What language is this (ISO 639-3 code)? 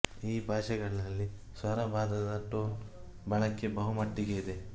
kan